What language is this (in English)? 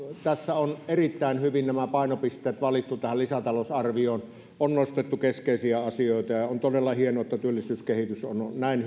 Finnish